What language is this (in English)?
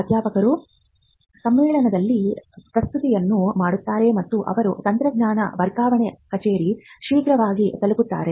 Kannada